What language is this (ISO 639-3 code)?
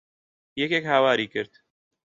ckb